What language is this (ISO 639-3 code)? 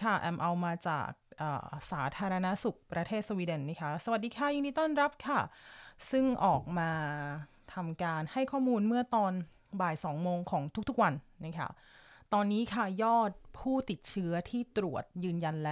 tha